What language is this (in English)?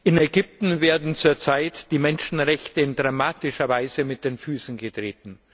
German